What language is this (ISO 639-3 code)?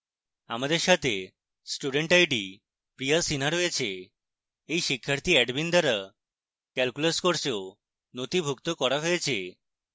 ben